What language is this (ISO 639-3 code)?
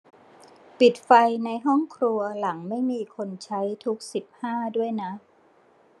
tha